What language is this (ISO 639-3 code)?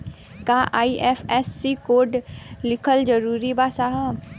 bho